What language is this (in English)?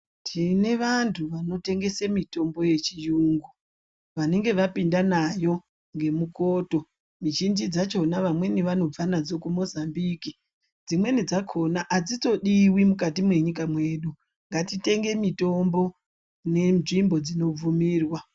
Ndau